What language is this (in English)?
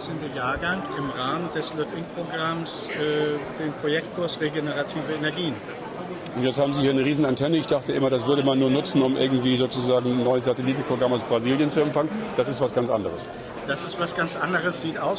German